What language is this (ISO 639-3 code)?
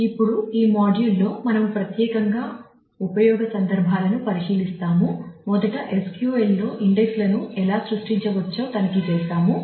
tel